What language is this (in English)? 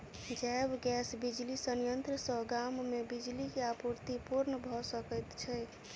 Maithili